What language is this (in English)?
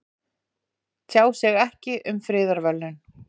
Icelandic